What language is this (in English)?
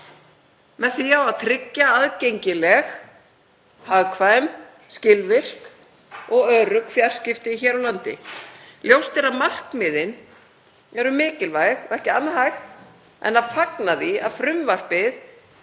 Icelandic